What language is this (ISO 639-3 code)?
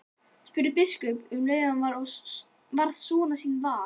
isl